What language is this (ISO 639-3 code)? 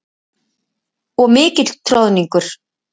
isl